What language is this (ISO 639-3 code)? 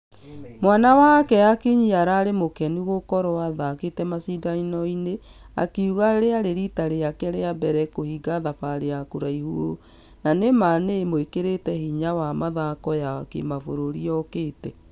kik